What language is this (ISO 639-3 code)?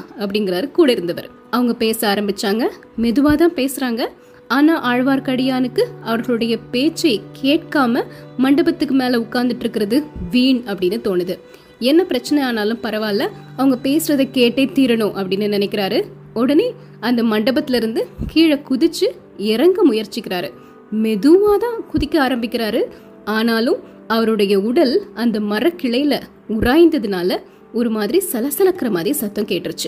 tam